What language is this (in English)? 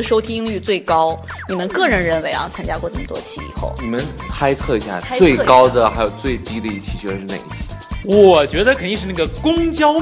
Chinese